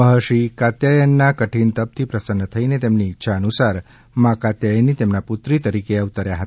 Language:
Gujarati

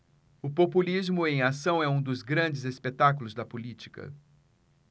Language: Portuguese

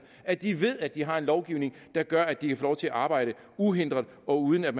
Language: Danish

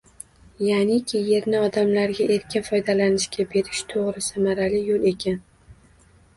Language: Uzbek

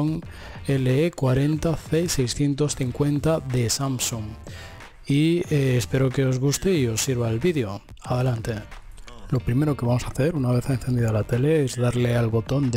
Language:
Spanish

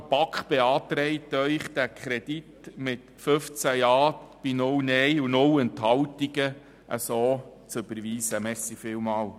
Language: Swiss German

